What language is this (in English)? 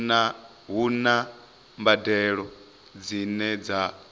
Venda